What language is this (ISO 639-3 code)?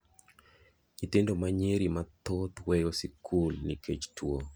luo